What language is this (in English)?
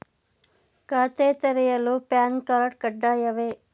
Kannada